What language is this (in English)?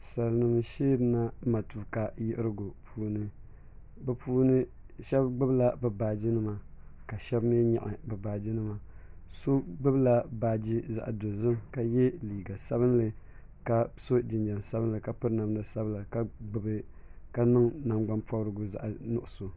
Dagbani